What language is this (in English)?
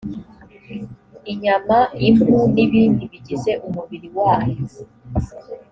Kinyarwanda